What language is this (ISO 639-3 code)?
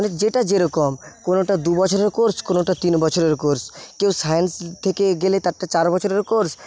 ben